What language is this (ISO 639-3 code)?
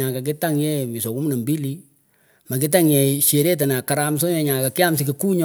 pko